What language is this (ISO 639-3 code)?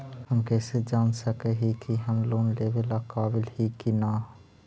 mag